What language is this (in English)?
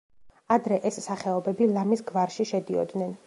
Georgian